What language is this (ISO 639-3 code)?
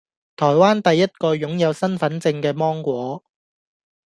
yue